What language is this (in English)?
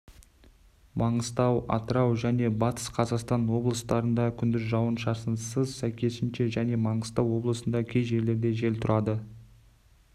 Kazakh